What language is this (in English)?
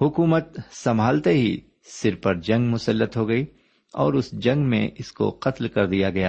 Urdu